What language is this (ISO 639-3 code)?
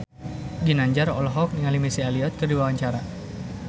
sun